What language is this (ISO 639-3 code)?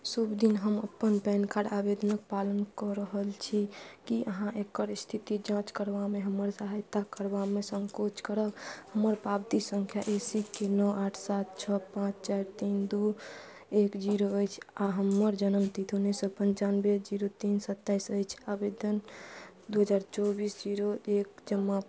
mai